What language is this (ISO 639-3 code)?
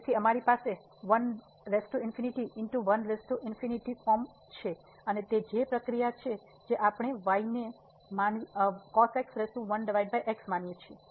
guj